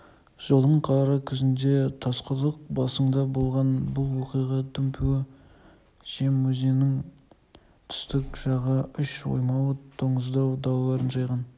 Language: Kazakh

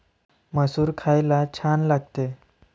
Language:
Marathi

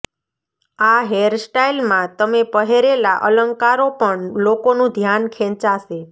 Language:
Gujarati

